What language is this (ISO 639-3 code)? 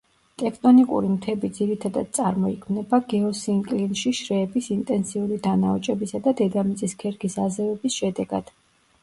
kat